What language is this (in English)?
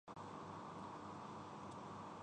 Urdu